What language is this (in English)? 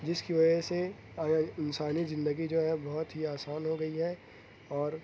Urdu